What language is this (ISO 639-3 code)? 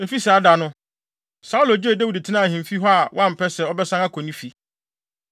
aka